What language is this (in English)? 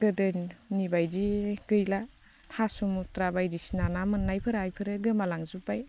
Bodo